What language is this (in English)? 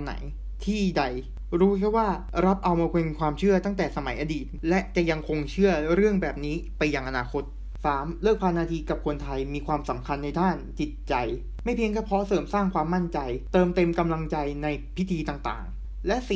Thai